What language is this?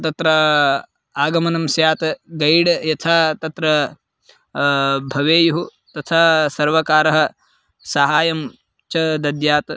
Sanskrit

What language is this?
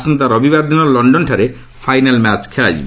Odia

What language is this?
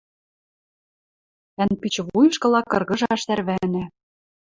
Western Mari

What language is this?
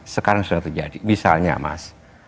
Indonesian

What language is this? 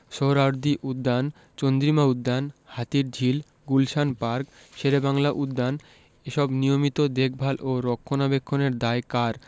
Bangla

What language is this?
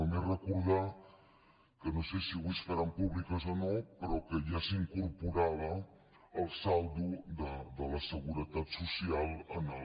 Catalan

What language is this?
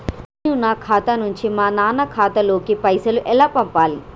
Telugu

